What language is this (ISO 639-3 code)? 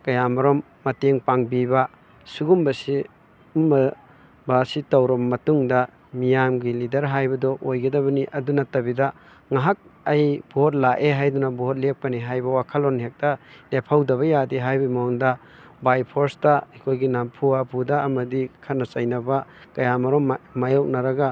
mni